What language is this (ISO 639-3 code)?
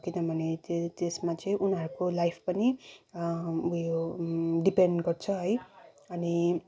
nep